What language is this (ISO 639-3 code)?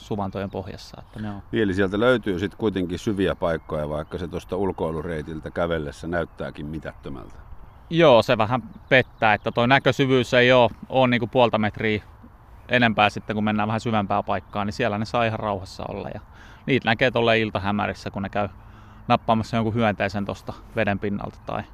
fin